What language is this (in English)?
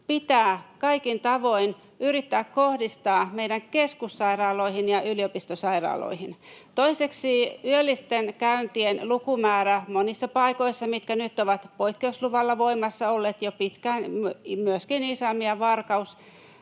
Finnish